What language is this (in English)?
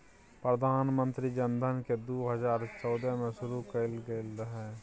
Maithili